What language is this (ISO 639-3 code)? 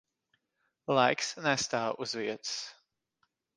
lav